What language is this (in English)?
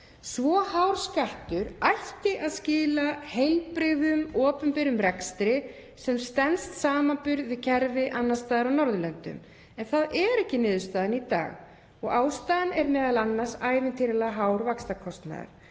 Icelandic